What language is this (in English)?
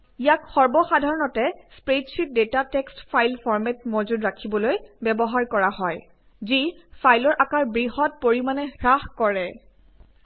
Assamese